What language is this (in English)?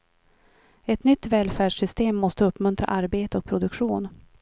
Swedish